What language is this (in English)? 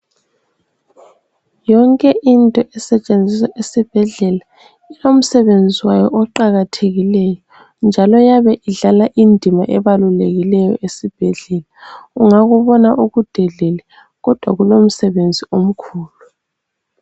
North Ndebele